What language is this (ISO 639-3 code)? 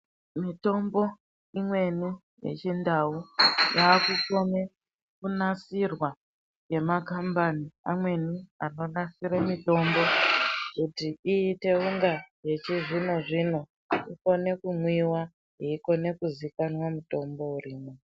ndc